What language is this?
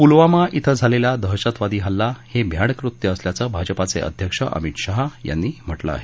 Marathi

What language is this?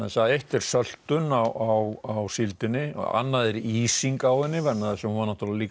Icelandic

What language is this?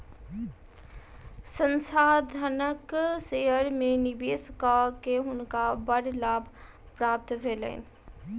Maithili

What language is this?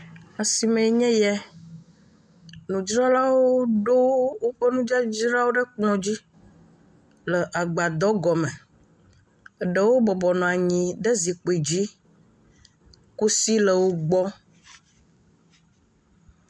Ewe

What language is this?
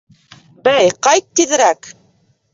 Bashkir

